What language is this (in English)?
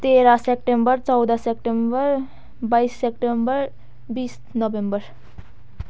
Nepali